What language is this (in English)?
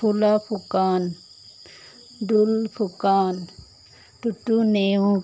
Assamese